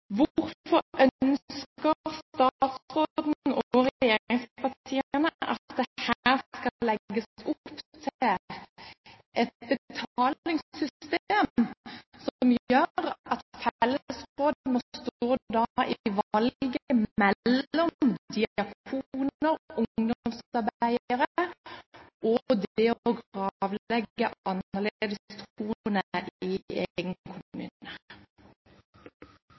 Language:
Norwegian Bokmål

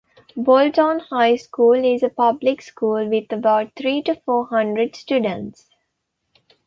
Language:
English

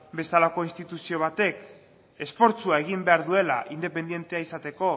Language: Basque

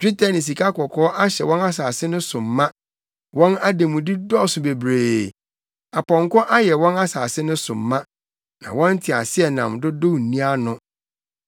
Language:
Akan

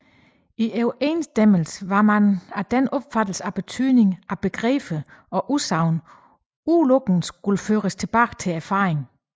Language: Danish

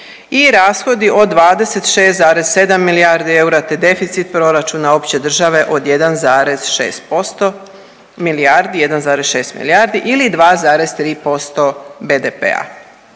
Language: Croatian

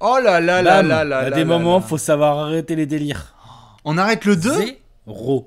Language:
French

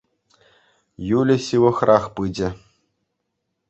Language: Chuvash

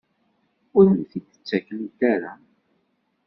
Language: Kabyle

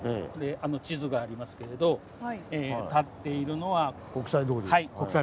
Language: Japanese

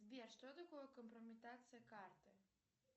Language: Russian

